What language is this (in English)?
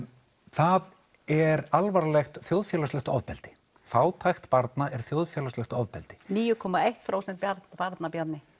Icelandic